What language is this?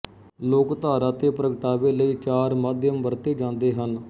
Punjabi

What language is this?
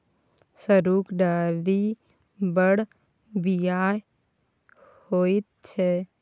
Maithili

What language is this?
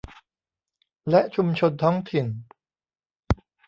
Thai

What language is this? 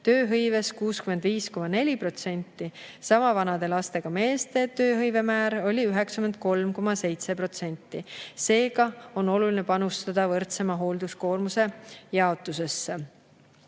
Estonian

